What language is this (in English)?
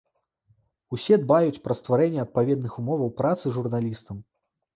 Belarusian